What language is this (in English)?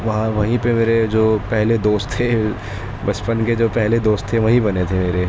Urdu